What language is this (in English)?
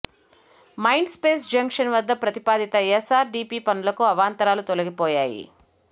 Telugu